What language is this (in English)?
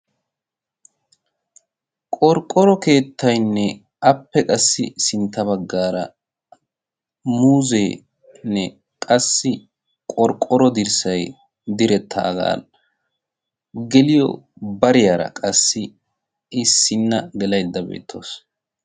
Wolaytta